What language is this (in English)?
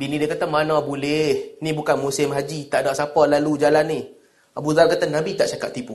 Malay